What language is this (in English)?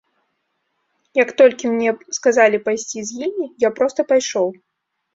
Belarusian